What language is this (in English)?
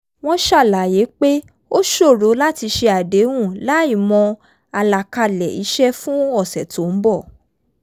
Yoruba